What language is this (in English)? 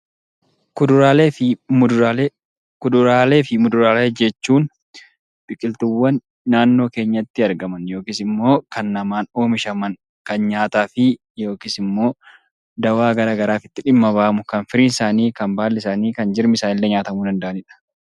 Oromo